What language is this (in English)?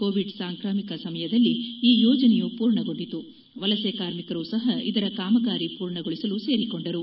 Kannada